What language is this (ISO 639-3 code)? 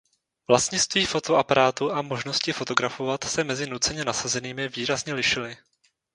ces